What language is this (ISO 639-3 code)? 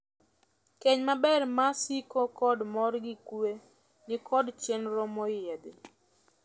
luo